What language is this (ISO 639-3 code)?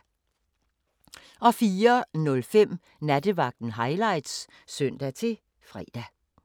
dan